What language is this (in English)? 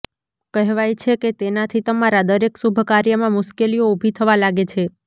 Gujarati